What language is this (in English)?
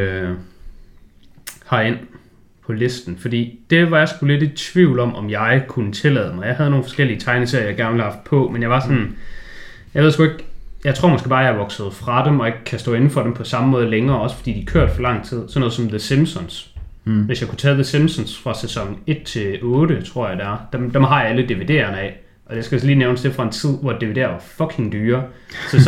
Danish